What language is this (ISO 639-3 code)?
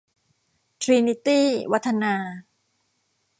tha